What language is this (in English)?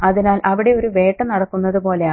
Malayalam